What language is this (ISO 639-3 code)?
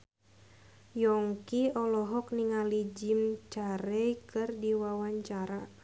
sun